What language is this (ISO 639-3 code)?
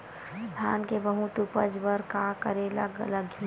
hne